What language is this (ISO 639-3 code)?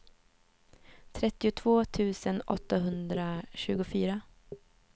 swe